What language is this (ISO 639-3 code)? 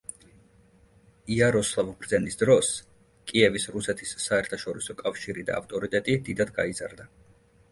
kat